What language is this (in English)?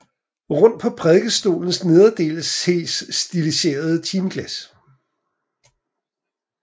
Danish